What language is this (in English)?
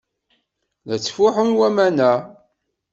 Kabyle